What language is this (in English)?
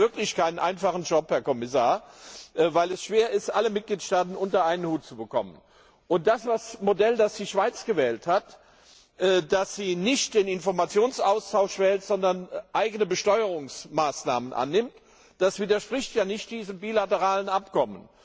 German